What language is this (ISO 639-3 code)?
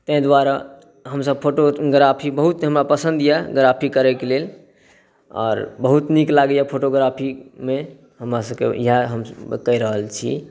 mai